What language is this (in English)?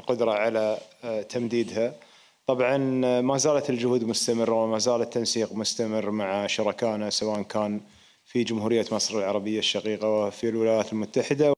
Arabic